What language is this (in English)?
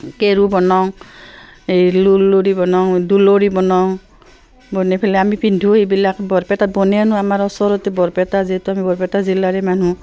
Assamese